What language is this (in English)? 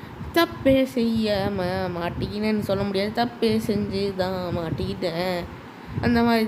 Romanian